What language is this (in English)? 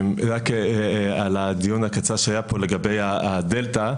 Hebrew